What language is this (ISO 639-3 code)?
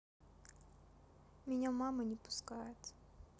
rus